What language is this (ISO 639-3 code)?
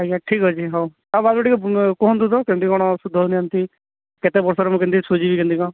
ori